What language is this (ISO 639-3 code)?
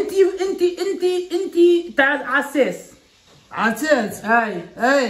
ara